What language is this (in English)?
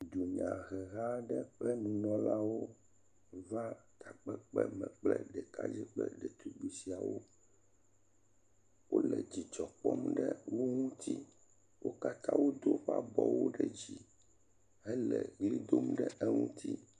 Ewe